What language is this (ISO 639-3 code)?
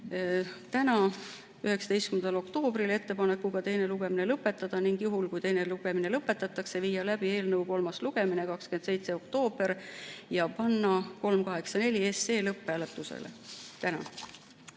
est